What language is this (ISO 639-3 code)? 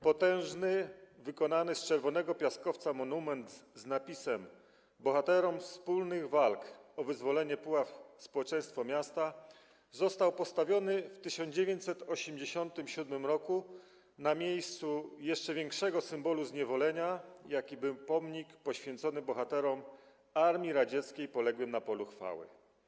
pol